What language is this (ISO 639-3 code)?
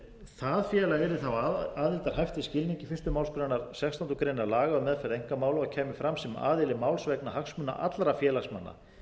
isl